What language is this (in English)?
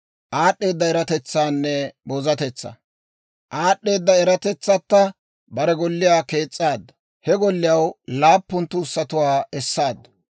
Dawro